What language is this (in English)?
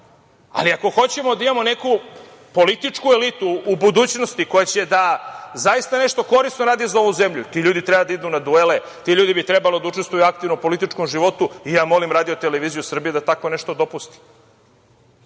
Serbian